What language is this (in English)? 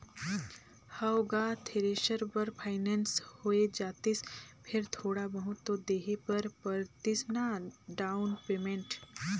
Chhattisgarhi